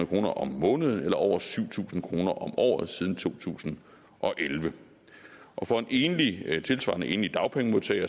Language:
Danish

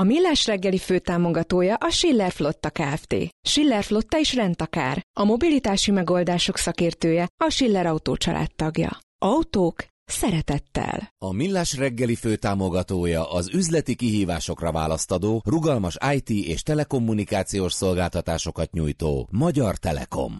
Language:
Hungarian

